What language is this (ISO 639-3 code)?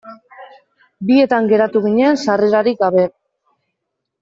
eus